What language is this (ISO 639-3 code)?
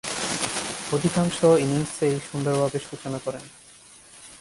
ben